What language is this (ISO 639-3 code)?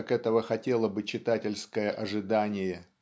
rus